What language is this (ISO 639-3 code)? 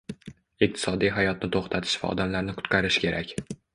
uzb